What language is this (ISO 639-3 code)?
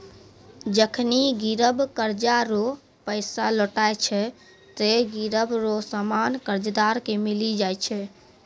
mai